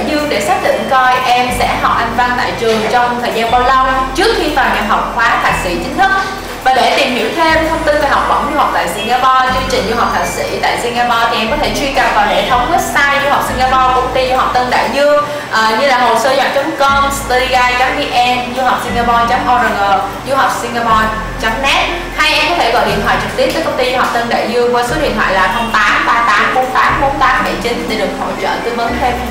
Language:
Vietnamese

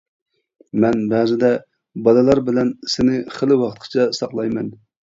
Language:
Uyghur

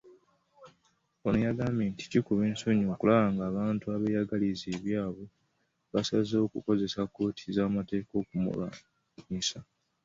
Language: Ganda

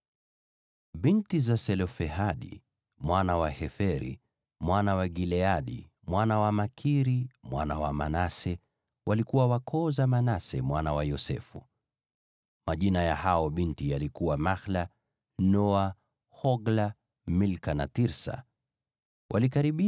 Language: Swahili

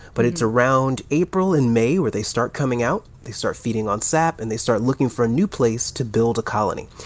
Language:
English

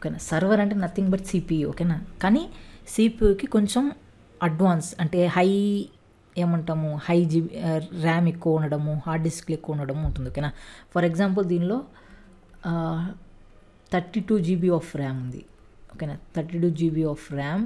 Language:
English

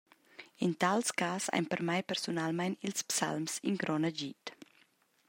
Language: Romansh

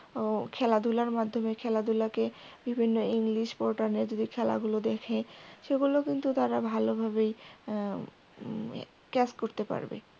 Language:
Bangla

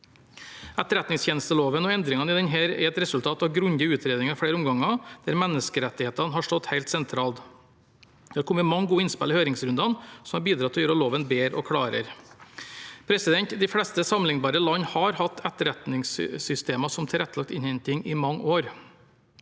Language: Norwegian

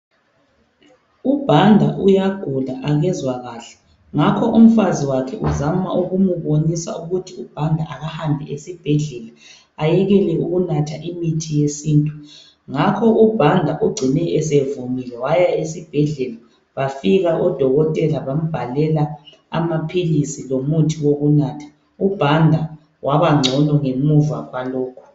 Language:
North Ndebele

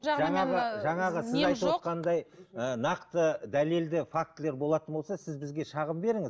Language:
Kazakh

